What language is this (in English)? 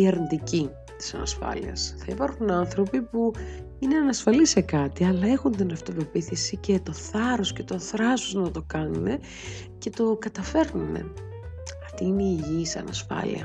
Greek